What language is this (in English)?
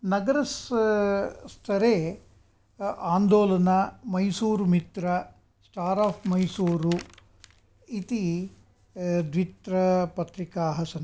Sanskrit